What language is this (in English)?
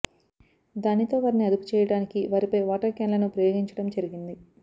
Telugu